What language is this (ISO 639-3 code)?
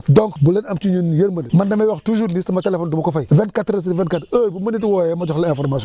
wol